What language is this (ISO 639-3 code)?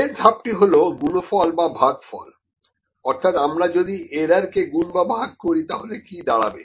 ben